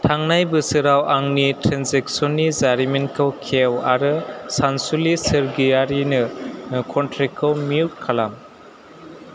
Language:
Bodo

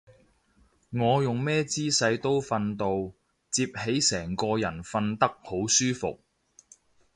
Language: Cantonese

